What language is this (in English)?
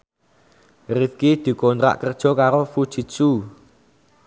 Javanese